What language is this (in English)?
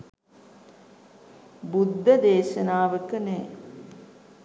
Sinhala